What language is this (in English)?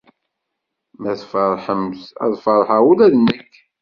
Kabyle